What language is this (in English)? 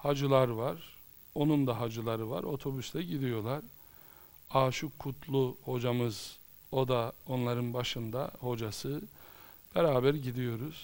Turkish